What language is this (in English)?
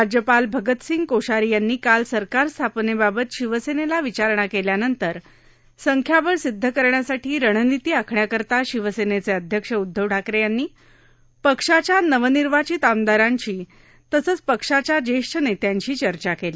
Marathi